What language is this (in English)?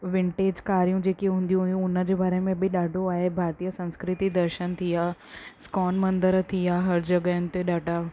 Sindhi